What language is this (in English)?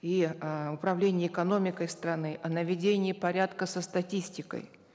Kazakh